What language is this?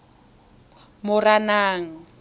Tswana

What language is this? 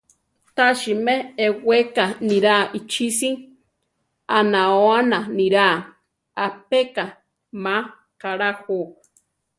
Central Tarahumara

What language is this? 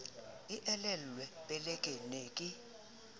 Southern Sotho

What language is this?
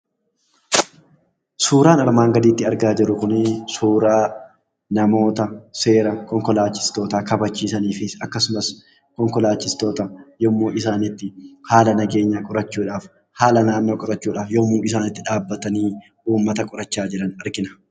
Oromo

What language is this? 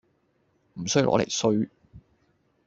Cantonese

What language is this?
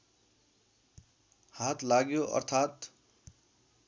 Nepali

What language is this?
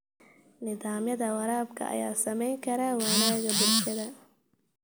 Somali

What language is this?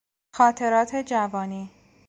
Persian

